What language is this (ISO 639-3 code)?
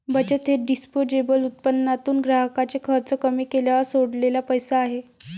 mar